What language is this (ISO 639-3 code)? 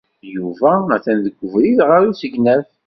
kab